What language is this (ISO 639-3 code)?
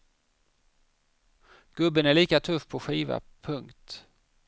swe